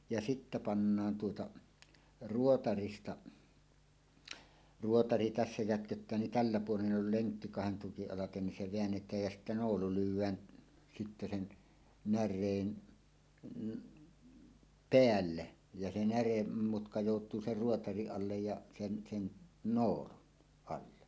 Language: Finnish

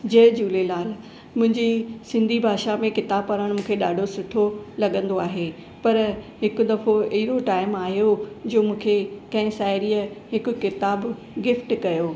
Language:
Sindhi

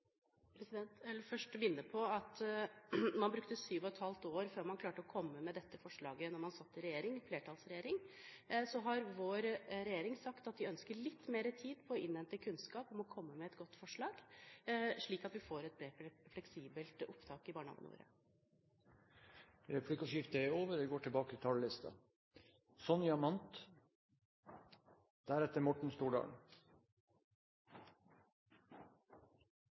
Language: Norwegian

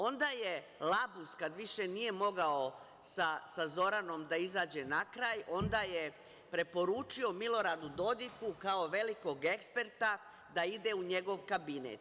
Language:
Serbian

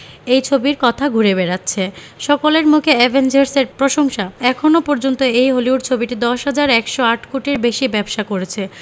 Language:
Bangla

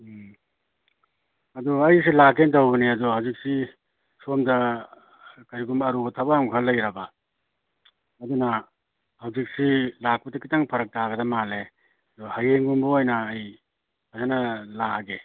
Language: Manipuri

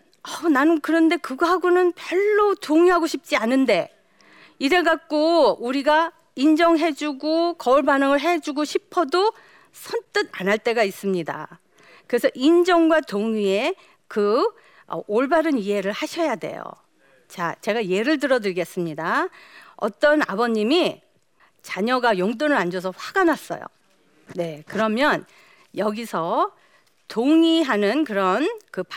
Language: Korean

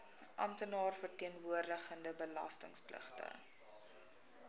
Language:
Afrikaans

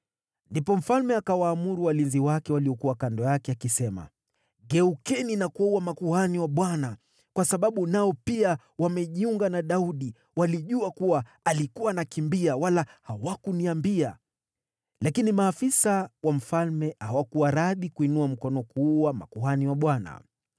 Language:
Swahili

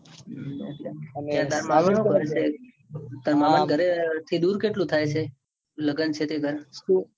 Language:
Gujarati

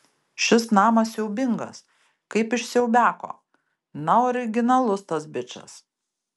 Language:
Lithuanian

